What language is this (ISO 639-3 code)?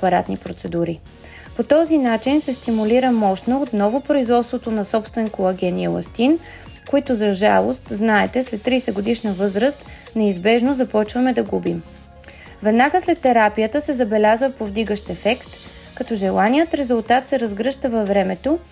bul